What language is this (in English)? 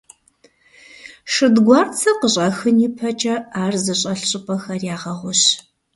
Kabardian